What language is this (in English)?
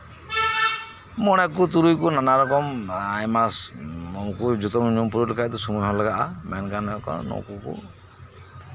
Santali